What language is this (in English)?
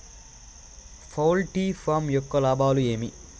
Telugu